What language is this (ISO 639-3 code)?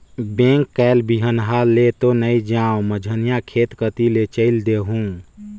hne